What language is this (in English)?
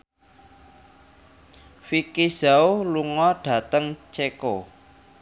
Javanese